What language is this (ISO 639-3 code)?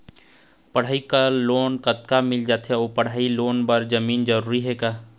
hne